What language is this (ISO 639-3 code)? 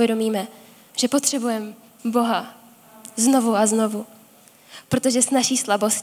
ces